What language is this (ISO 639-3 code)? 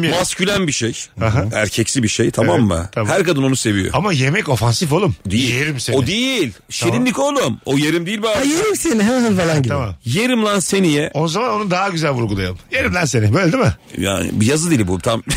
tur